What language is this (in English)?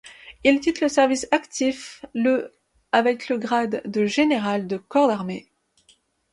French